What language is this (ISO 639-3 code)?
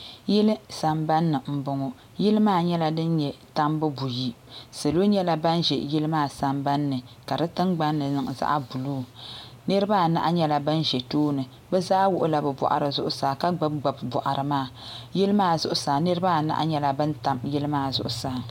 dag